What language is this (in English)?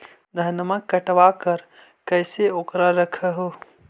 Magahi